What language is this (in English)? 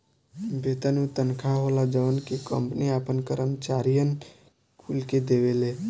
Bhojpuri